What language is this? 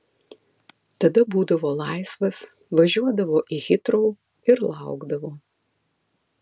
Lithuanian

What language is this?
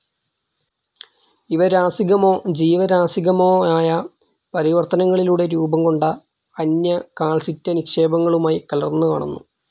Malayalam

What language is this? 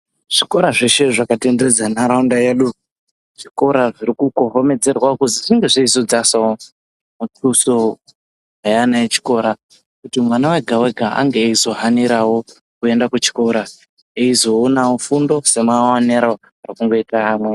Ndau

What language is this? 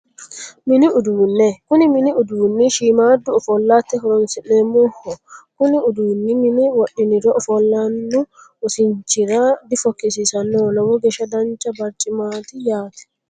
Sidamo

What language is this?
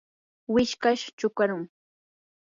Yanahuanca Pasco Quechua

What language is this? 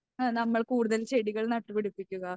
Malayalam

